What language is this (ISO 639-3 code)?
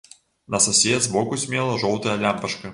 bel